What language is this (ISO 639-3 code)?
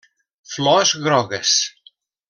cat